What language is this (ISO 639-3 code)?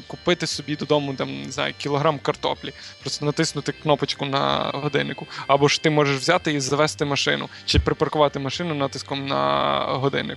ukr